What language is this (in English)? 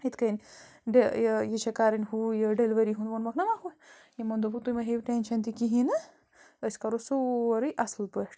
Kashmiri